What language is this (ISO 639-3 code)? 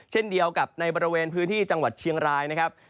tha